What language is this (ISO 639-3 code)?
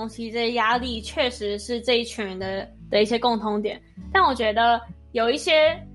zho